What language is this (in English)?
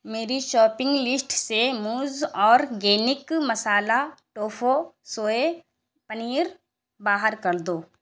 Urdu